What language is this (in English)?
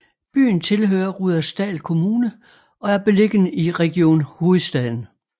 Danish